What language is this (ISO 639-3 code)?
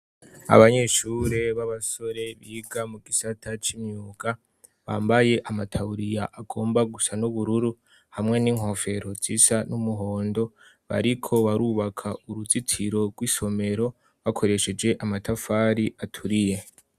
run